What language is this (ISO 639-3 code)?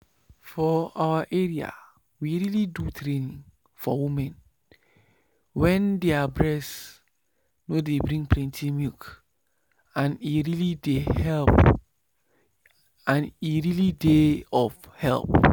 pcm